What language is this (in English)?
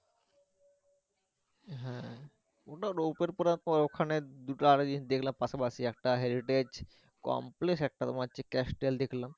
Bangla